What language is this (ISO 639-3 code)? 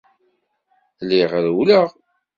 kab